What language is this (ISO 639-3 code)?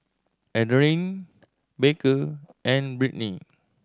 eng